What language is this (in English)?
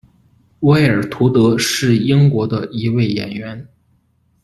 Chinese